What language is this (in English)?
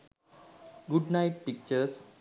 Sinhala